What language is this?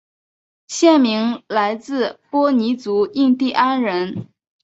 Chinese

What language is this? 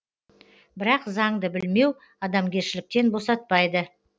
Kazakh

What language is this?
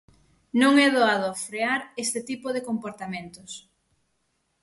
Galician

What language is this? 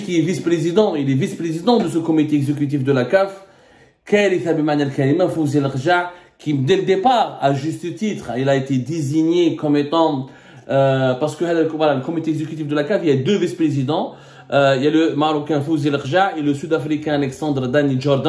French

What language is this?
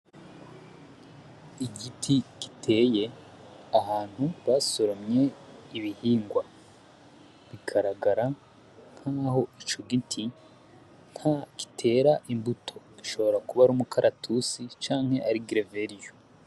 Rundi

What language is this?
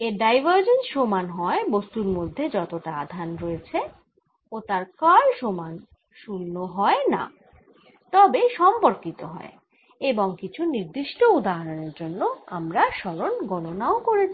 Bangla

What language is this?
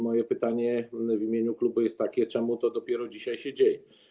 Polish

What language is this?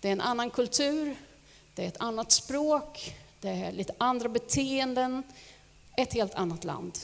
Swedish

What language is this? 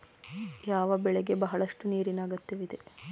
Kannada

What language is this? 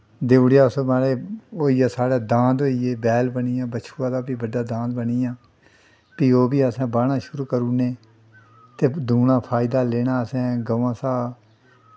Dogri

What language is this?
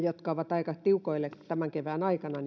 Finnish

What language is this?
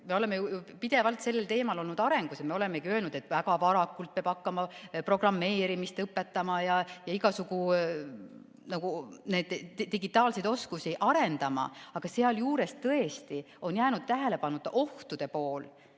Estonian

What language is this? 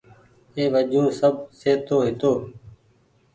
Goaria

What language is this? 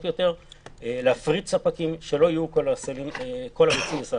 Hebrew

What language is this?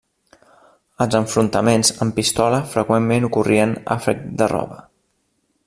Catalan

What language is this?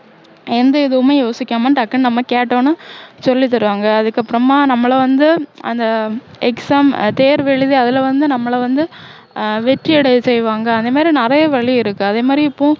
Tamil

